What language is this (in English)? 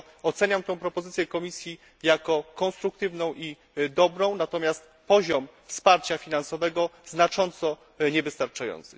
Polish